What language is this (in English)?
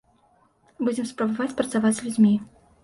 Belarusian